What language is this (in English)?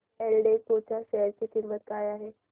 Marathi